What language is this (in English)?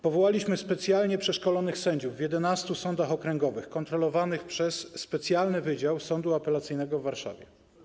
Polish